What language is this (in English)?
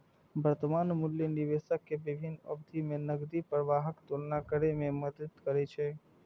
Maithili